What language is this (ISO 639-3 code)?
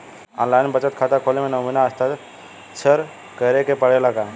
bho